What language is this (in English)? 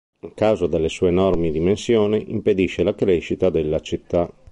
Italian